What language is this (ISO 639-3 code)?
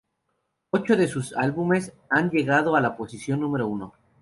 spa